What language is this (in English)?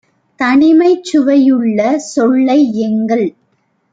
Tamil